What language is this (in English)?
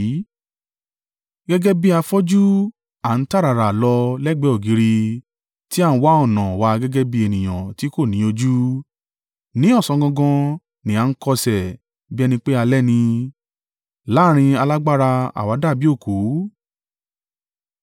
Yoruba